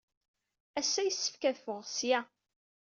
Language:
Kabyle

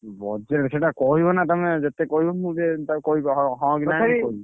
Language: Odia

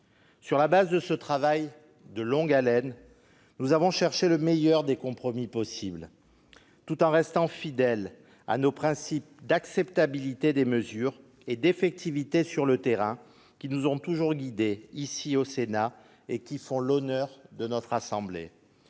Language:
French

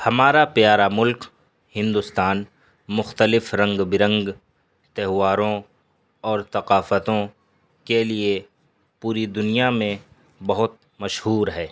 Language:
Urdu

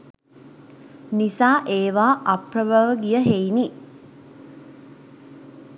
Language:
Sinhala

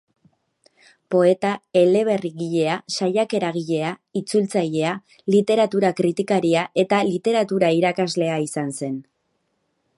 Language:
Basque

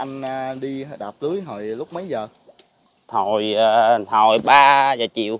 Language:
Vietnamese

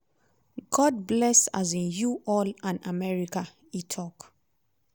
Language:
Nigerian Pidgin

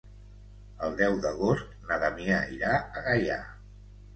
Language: Catalan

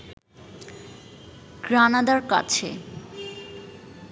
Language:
Bangla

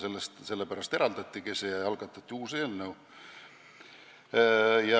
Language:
Estonian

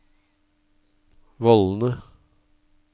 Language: Norwegian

